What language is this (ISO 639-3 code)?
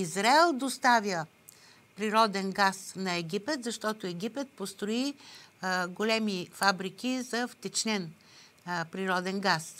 bul